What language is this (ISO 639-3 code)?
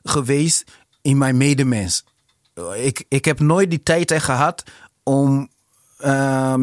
nld